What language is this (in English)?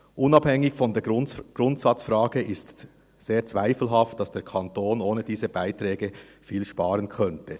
Swiss German